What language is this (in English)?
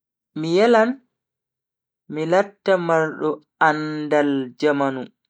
Bagirmi Fulfulde